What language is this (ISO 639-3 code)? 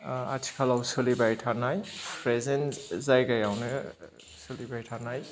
brx